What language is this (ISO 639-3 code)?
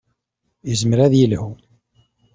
kab